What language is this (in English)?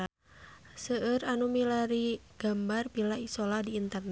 Sundanese